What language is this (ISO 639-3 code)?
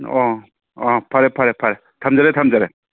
mni